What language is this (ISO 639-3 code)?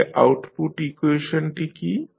ben